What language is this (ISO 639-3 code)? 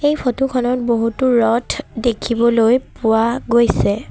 asm